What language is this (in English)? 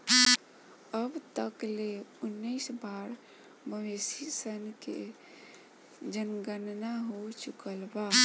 Bhojpuri